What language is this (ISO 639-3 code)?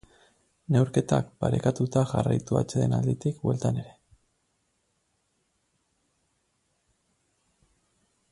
eus